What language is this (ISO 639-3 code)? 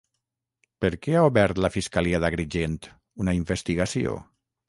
cat